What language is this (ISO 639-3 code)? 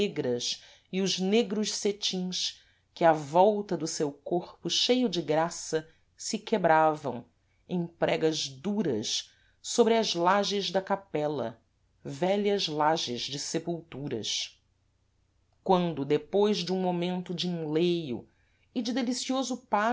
por